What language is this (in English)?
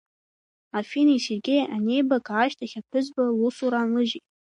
Abkhazian